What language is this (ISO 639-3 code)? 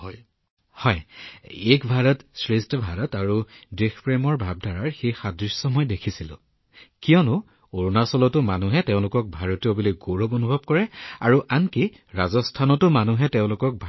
asm